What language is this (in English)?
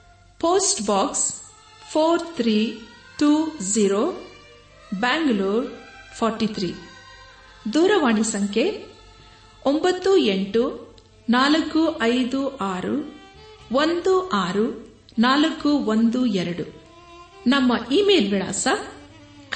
Kannada